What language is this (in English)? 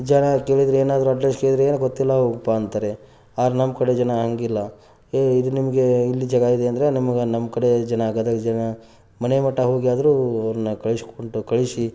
Kannada